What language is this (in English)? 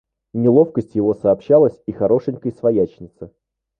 Russian